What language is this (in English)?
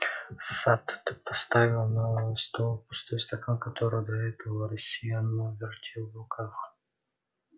Russian